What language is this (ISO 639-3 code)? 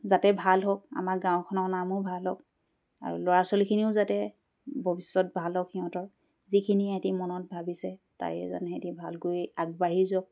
asm